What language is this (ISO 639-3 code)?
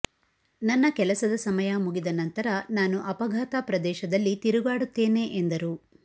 kan